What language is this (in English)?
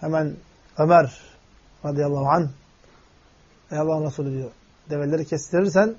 Turkish